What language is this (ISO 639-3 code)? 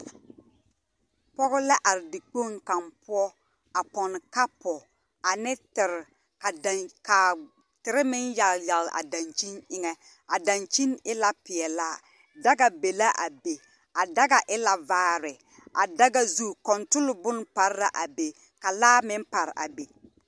dga